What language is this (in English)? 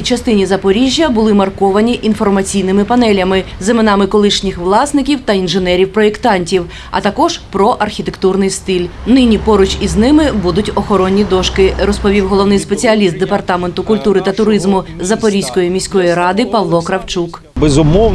Ukrainian